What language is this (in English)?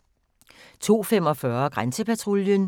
Danish